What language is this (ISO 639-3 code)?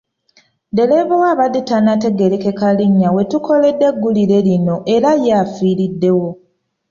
lug